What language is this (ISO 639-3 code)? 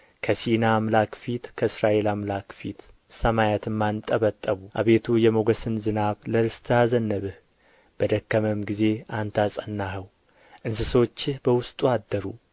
amh